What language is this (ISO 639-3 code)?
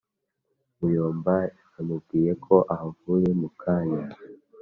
kin